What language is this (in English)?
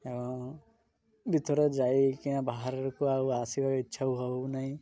Odia